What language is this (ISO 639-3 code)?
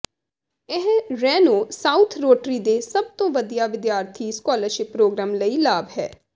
pan